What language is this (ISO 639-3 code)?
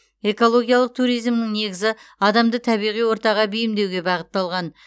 kaz